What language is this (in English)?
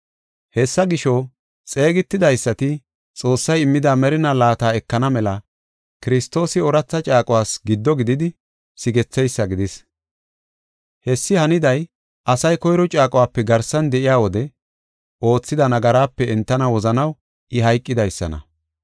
Gofa